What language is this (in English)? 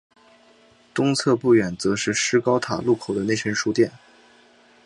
Chinese